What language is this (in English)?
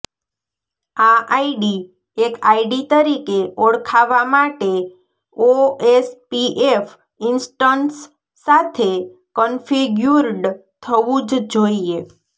Gujarati